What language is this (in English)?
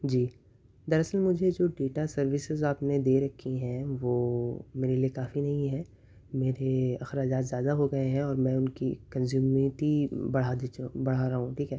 Urdu